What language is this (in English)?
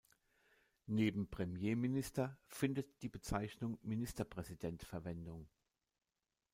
German